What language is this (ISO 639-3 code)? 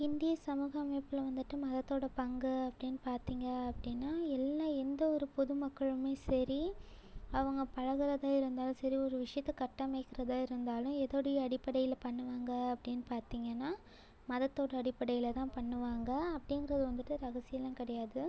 tam